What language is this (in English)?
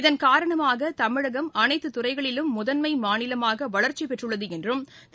Tamil